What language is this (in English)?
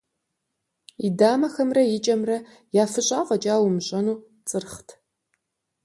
Kabardian